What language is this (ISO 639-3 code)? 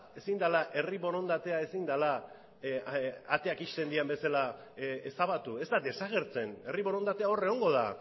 eus